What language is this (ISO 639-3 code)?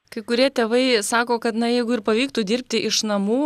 lit